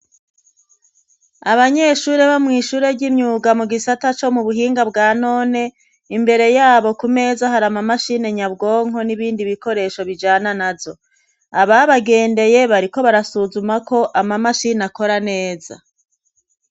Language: Rundi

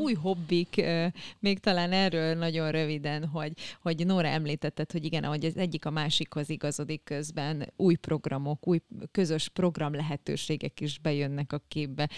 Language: Hungarian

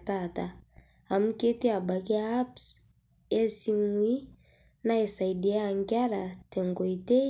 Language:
Masai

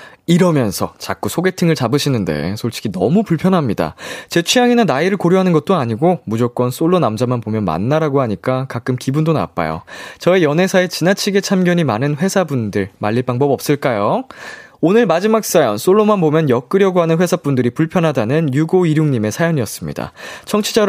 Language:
Korean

